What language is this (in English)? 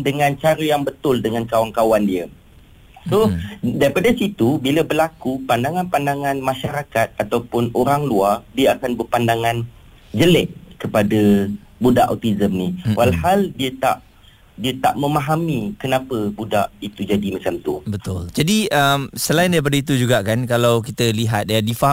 Malay